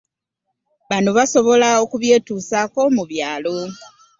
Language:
Ganda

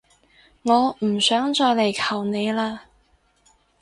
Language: Cantonese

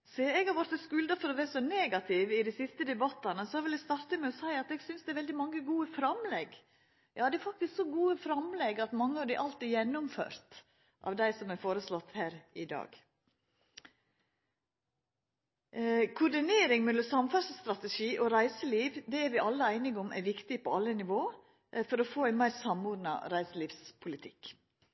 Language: Norwegian Nynorsk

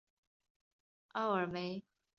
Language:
Chinese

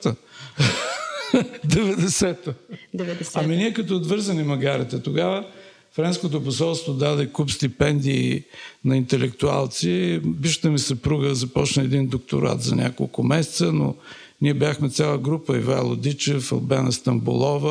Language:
Bulgarian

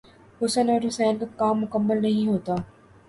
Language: Urdu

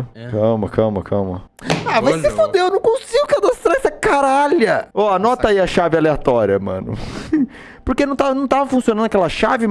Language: Portuguese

